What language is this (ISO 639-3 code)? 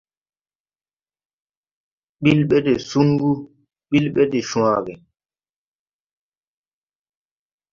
tui